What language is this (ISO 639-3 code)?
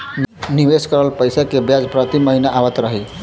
bho